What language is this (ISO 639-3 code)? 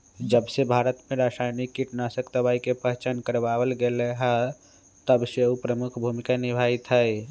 mag